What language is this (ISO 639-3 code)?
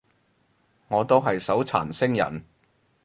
yue